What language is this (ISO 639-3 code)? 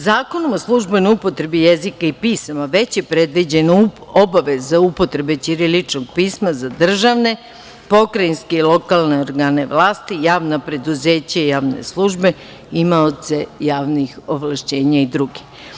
srp